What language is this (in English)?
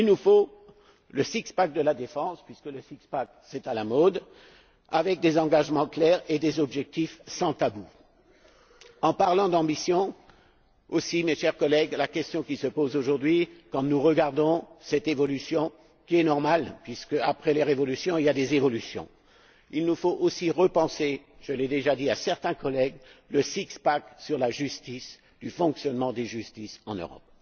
French